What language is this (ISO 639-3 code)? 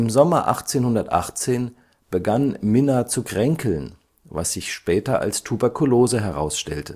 deu